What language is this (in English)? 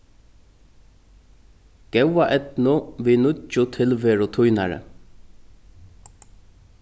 Faroese